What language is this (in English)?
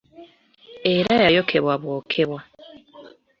Ganda